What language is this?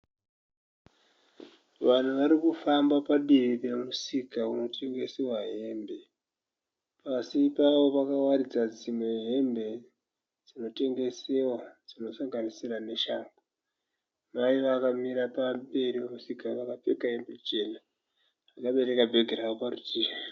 Shona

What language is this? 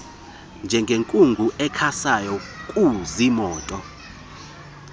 Xhosa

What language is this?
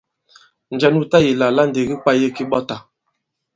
Bankon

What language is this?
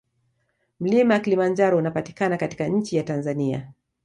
Swahili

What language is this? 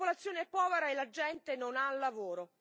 Italian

